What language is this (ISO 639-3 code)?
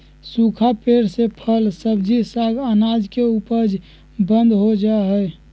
mag